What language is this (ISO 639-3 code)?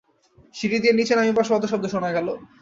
ben